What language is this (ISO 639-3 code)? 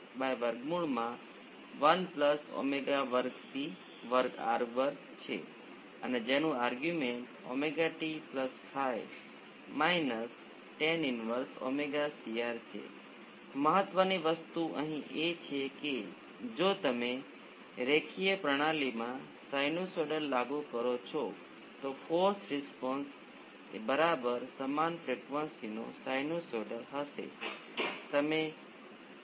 guj